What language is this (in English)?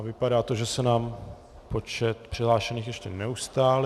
Czech